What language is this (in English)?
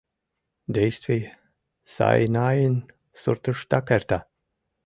Mari